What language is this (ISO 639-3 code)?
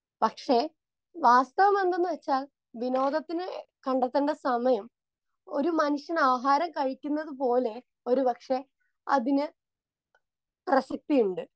mal